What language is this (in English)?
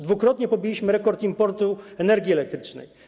Polish